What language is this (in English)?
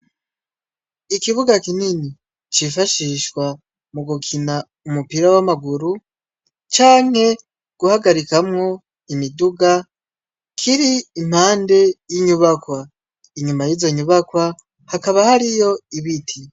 Rundi